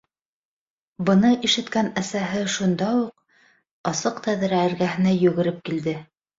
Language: Bashkir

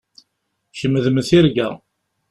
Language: Kabyle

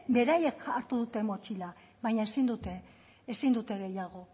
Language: Basque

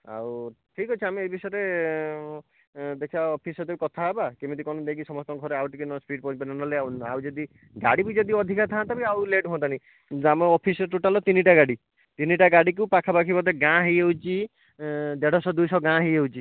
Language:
Odia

